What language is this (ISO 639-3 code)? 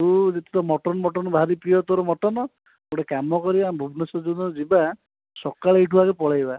ori